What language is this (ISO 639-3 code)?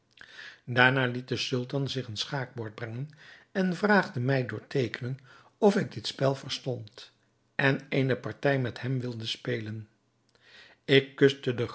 nld